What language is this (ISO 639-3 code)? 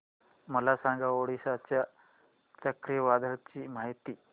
mar